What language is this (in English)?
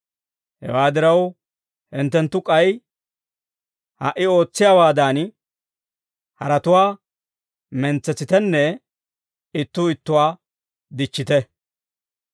Dawro